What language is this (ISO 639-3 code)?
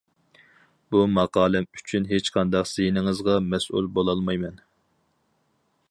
uig